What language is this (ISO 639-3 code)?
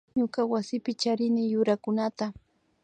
qvi